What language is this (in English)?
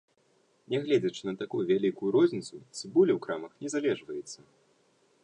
Belarusian